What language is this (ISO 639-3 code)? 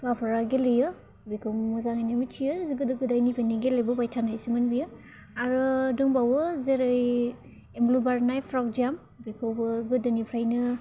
brx